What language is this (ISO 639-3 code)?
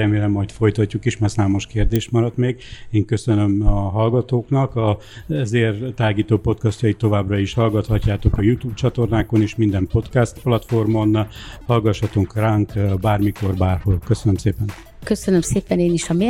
hun